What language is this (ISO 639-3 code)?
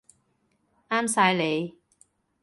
yue